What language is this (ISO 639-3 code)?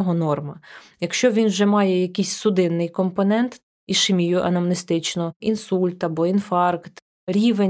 ukr